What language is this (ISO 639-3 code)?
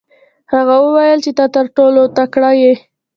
pus